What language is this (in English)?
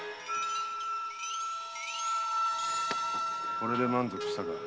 Japanese